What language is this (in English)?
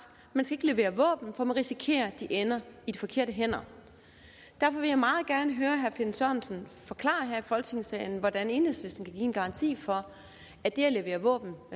Danish